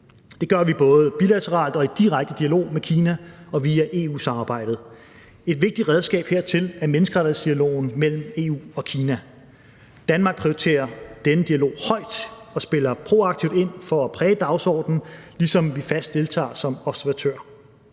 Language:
Danish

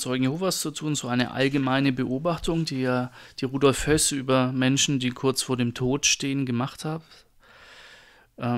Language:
German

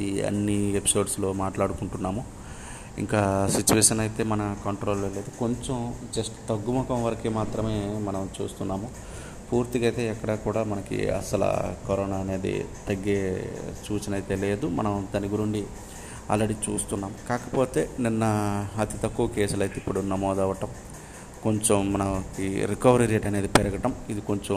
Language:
Telugu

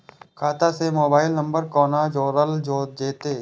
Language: Maithili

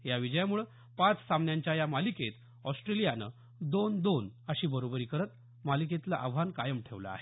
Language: Marathi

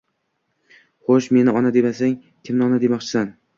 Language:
Uzbek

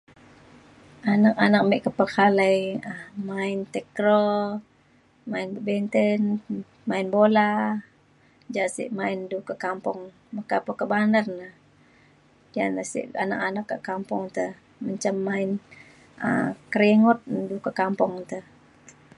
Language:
Mainstream Kenyah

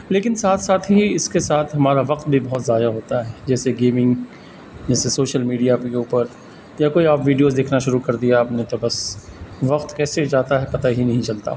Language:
Urdu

